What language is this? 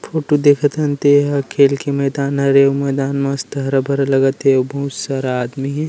Chhattisgarhi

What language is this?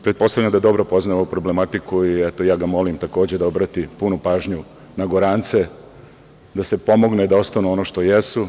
Serbian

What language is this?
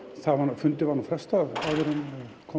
Icelandic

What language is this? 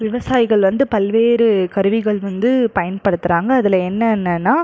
Tamil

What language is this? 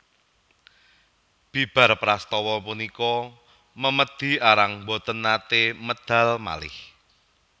Javanese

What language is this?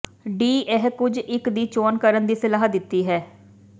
Punjabi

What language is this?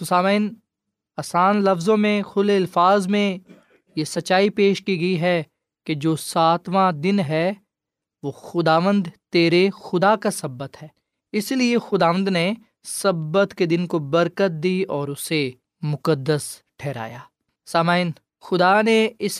Urdu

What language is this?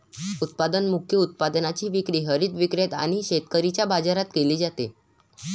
Marathi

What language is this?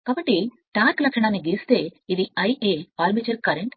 Telugu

